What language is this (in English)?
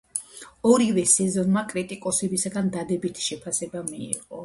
Georgian